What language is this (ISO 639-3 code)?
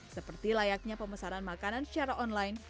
ind